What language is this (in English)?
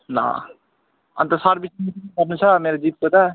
Nepali